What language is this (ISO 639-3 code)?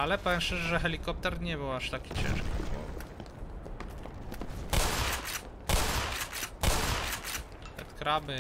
pol